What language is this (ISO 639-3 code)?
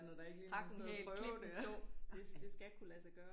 dan